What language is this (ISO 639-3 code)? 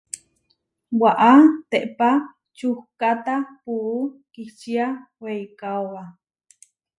var